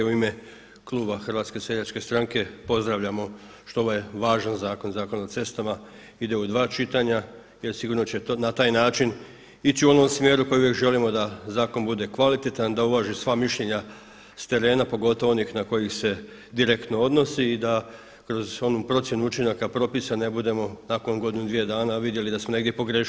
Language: Croatian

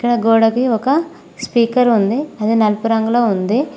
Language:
Telugu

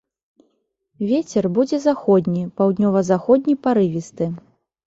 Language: Belarusian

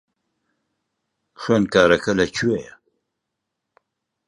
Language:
Central Kurdish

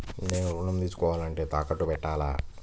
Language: Telugu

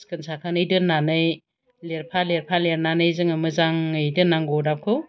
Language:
Bodo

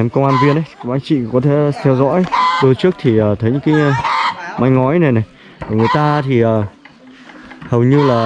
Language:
Vietnamese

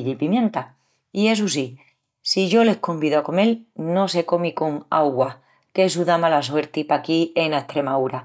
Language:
Extremaduran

